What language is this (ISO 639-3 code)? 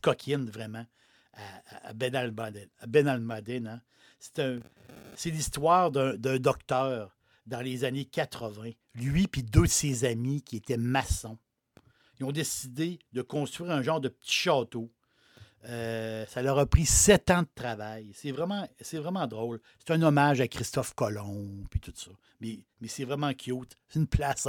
fra